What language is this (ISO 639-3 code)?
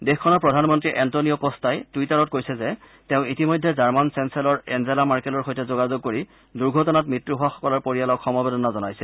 asm